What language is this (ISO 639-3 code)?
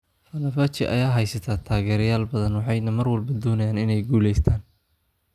som